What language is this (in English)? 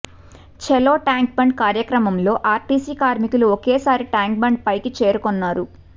Telugu